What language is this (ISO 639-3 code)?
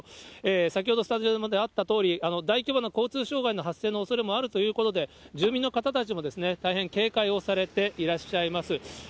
jpn